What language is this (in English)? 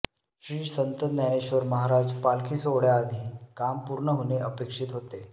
Marathi